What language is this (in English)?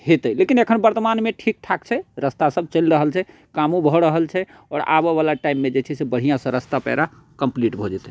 Maithili